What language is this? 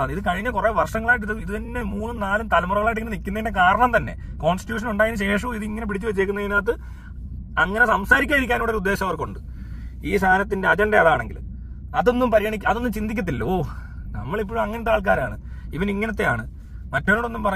Malayalam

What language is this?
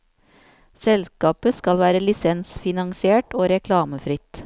Norwegian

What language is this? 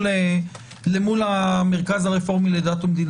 Hebrew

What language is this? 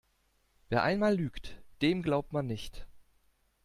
German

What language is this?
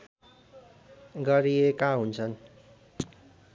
Nepali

